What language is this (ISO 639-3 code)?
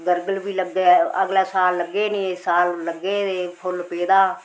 doi